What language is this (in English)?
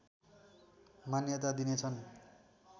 Nepali